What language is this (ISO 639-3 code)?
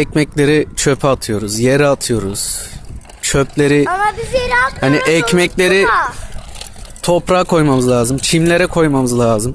tur